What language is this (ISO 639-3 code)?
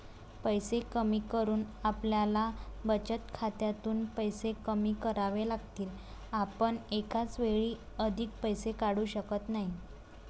mar